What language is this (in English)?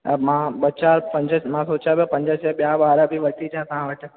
Sindhi